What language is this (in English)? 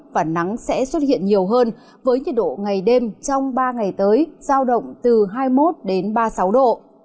Vietnamese